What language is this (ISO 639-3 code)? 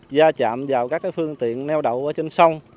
vie